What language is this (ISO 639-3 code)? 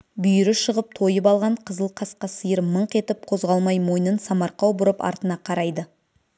kaz